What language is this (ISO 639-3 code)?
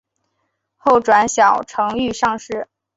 zho